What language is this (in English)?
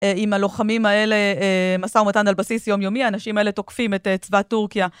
Hebrew